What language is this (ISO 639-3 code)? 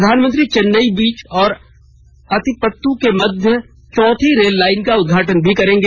hin